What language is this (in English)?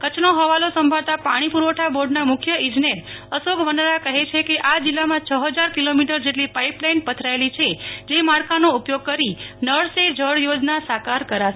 Gujarati